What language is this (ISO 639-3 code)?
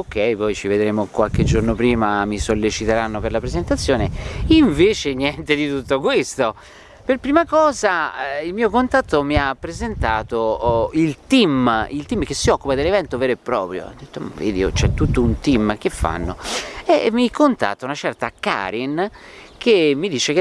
ita